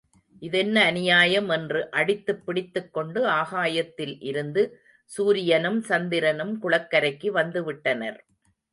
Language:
Tamil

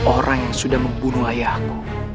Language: Indonesian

